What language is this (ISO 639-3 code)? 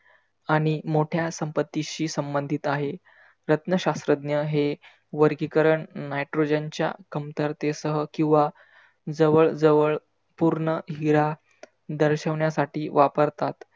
mar